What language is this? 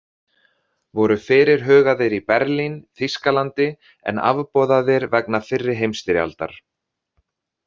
Icelandic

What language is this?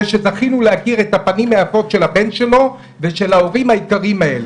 Hebrew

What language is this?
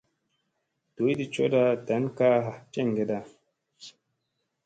Musey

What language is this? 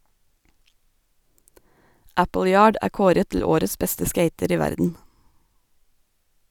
Norwegian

